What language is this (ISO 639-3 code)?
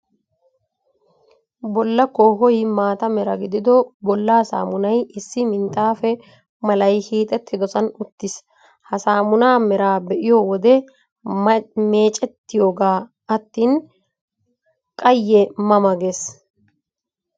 wal